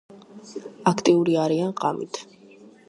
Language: Georgian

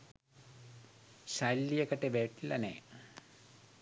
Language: Sinhala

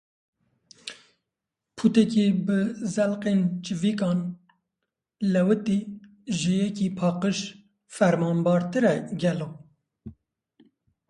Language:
Kurdish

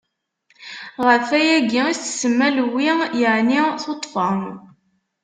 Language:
Kabyle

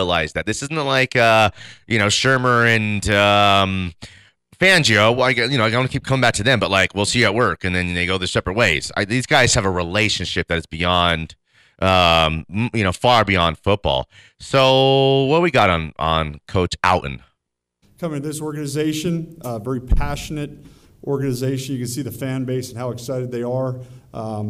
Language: English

